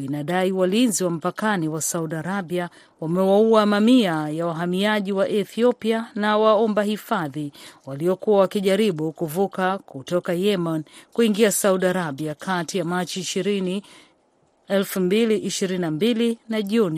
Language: Swahili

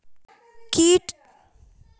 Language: Maithili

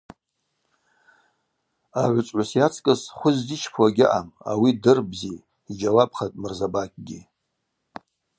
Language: Abaza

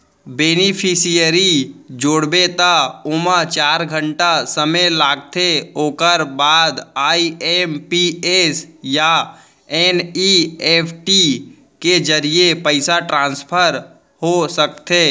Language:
Chhattisgarhi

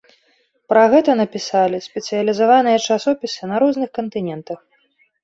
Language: Belarusian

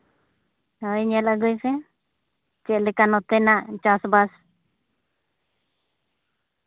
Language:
Santali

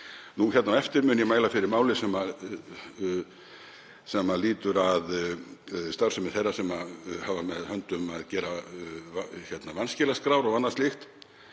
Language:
Icelandic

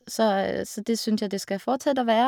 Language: Norwegian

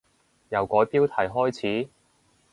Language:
Cantonese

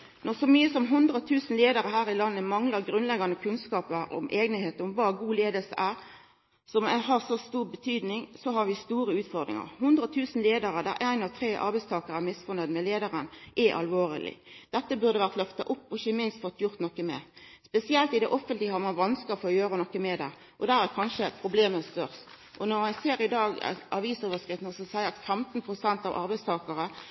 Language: Norwegian Nynorsk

